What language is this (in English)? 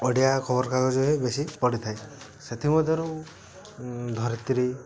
Odia